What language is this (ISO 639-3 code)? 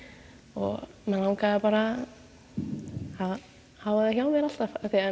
isl